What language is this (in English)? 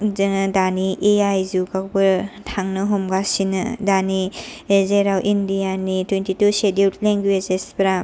Bodo